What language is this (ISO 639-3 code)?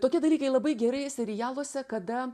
lit